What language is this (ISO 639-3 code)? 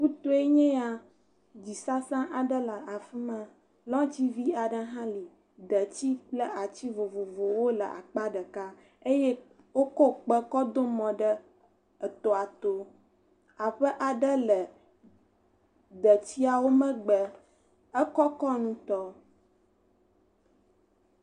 ewe